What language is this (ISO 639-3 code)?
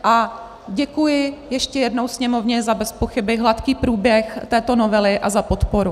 ces